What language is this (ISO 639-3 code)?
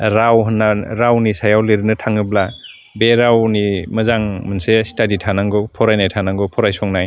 brx